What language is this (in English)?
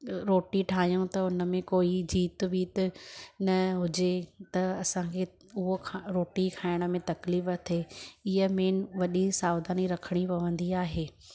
Sindhi